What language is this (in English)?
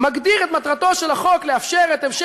Hebrew